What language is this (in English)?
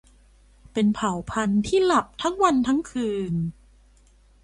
Thai